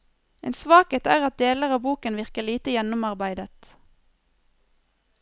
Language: Norwegian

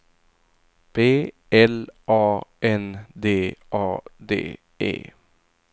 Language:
Swedish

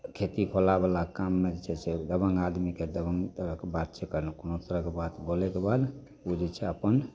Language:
Maithili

